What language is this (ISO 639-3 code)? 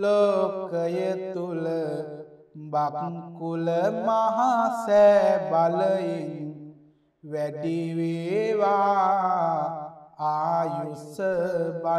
ron